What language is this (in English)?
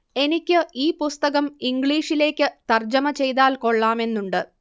Malayalam